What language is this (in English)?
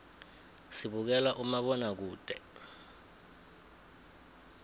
South Ndebele